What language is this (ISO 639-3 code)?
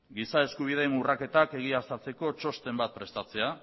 eus